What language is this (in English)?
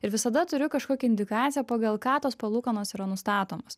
Lithuanian